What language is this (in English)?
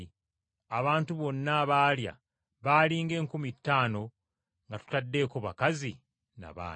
Ganda